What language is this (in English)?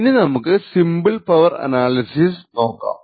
Malayalam